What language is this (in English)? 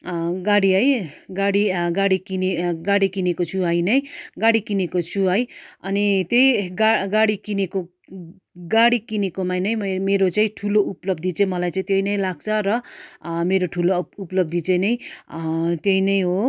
Nepali